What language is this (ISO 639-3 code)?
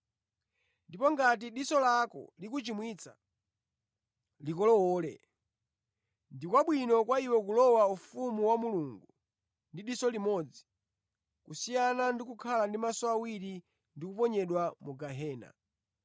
nya